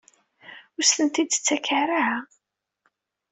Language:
Kabyle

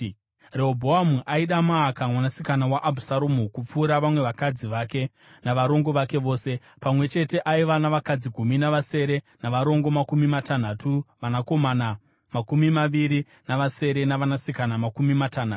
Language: Shona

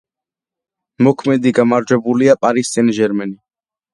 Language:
Georgian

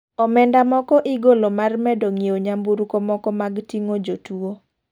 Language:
Luo (Kenya and Tanzania)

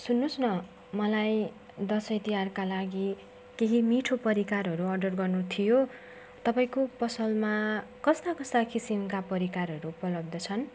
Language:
Nepali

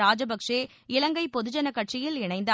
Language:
Tamil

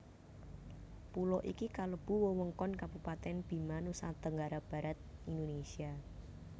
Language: Javanese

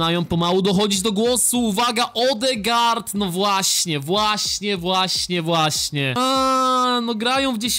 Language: Polish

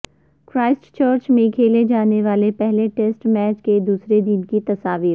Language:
Urdu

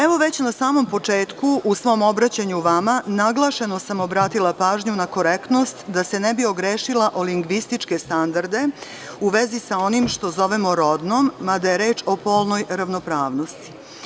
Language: Serbian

